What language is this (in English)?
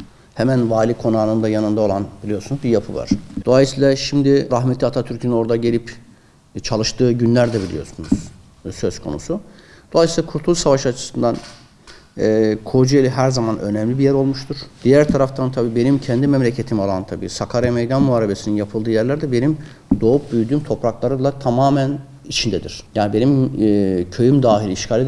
Turkish